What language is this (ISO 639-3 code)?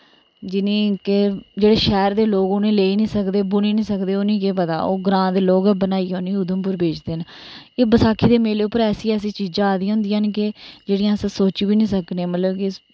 doi